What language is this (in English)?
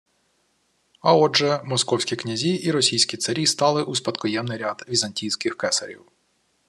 Ukrainian